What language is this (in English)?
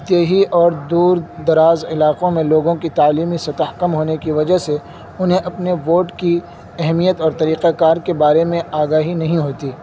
Urdu